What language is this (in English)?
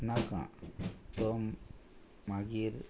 Konkani